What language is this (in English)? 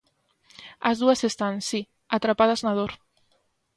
Galician